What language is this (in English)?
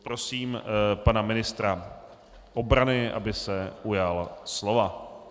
Czech